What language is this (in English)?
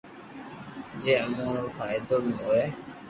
Loarki